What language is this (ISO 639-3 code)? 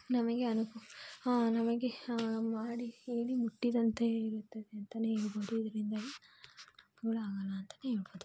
kan